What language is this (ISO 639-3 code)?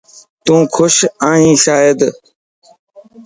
lss